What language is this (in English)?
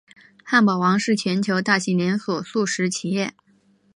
Chinese